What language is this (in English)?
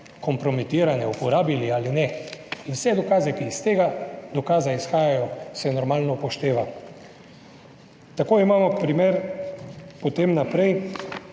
Slovenian